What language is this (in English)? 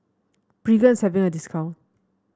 English